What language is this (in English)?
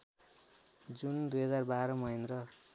Nepali